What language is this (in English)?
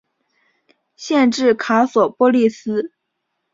Chinese